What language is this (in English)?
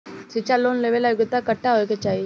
Bhojpuri